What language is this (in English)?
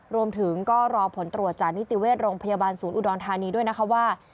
Thai